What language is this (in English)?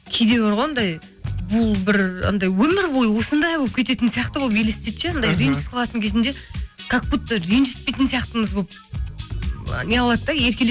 Kazakh